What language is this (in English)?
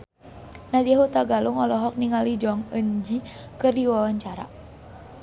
Sundanese